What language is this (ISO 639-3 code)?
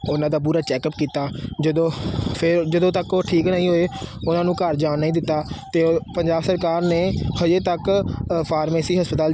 pan